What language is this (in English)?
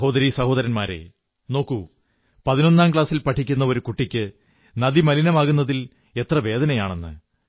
Malayalam